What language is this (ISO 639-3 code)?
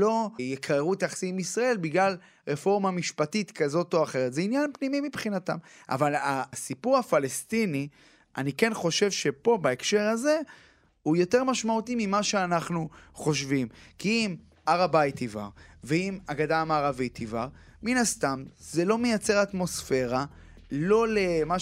heb